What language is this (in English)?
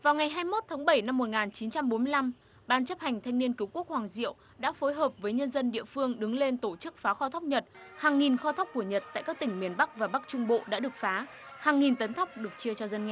Vietnamese